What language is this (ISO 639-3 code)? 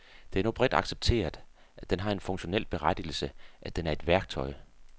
dan